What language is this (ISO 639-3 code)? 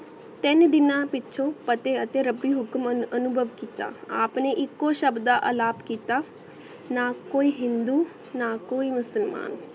pan